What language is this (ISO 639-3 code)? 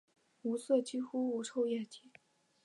zho